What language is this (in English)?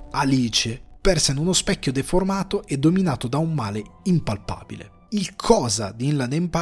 Italian